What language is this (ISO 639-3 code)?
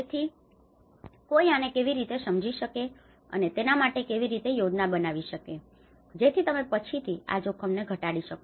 guj